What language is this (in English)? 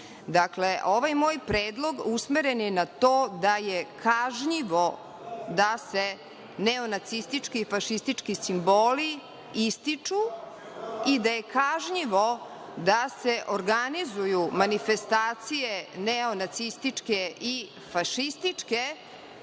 Serbian